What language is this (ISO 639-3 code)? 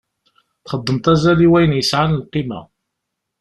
kab